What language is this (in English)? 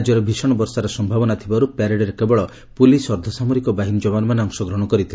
Odia